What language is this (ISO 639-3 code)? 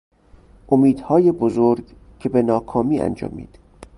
fas